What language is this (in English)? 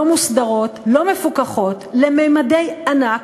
Hebrew